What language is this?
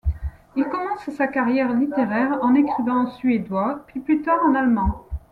French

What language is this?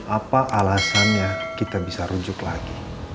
Indonesian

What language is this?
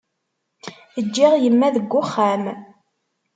Kabyle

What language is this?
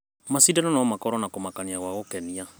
Kikuyu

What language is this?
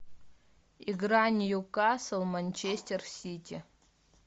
Russian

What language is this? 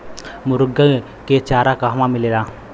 Bhojpuri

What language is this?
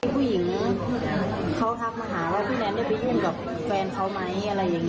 Thai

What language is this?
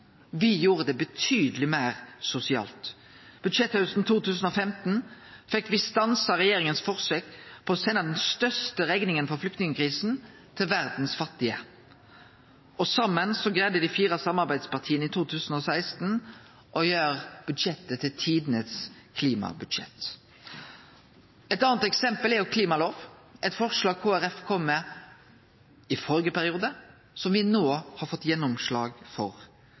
Norwegian Nynorsk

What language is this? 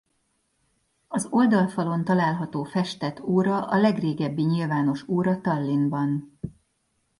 Hungarian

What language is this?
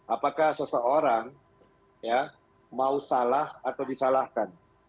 Indonesian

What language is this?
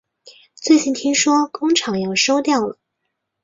Chinese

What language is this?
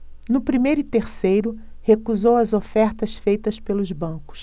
Portuguese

